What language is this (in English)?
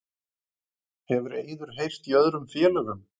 Icelandic